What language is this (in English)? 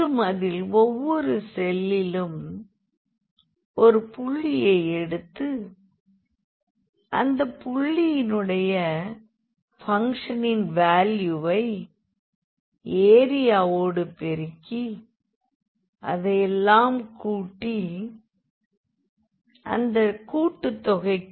Tamil